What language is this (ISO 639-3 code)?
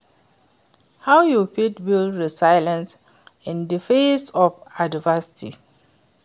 pcm